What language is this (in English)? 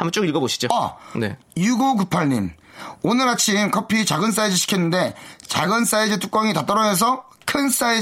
Korean